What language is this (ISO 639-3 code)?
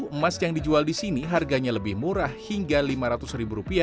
ind